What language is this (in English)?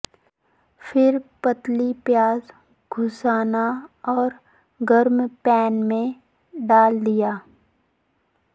Urdu